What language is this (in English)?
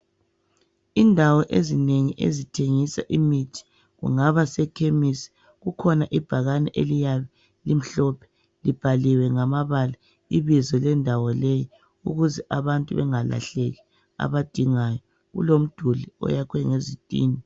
North Ndebele